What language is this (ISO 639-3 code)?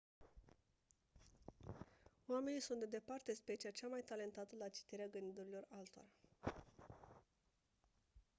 ron